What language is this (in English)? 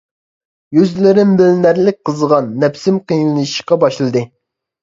Uyghur